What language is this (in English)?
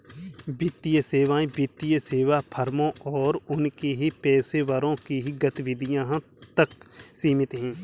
Hindi